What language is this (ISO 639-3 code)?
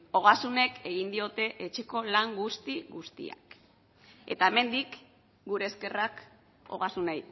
eus